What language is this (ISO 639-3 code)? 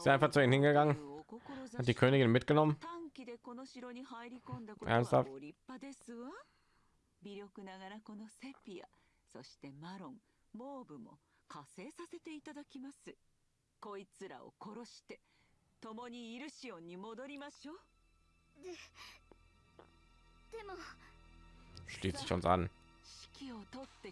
deu